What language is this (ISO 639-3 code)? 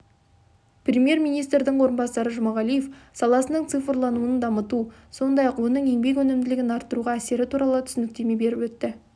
kaz